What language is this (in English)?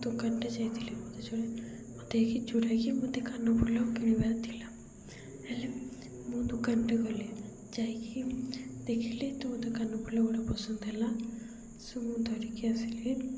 Odia